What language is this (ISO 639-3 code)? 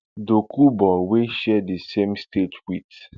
pcm